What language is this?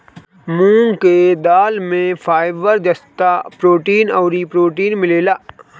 Bhojpuri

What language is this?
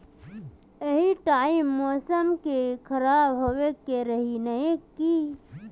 Magahi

